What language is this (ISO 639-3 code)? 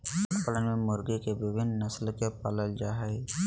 mag